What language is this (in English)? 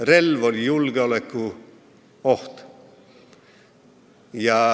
Estonian